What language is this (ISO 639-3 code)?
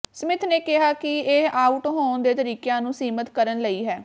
pan